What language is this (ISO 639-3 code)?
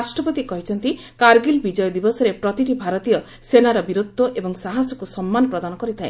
ori